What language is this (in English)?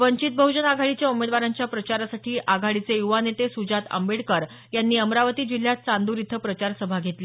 Marathi